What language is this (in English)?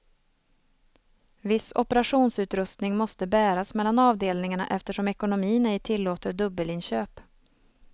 Swedish